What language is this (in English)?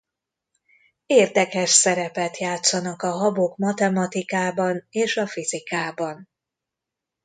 Hungarian